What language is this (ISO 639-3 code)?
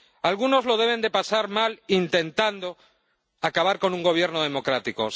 spa